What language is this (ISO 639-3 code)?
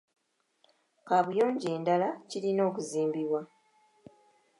lug